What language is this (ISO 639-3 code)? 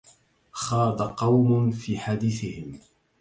ara